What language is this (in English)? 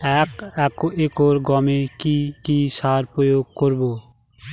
Bangla